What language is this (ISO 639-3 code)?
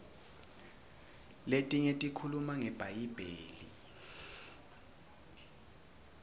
ssw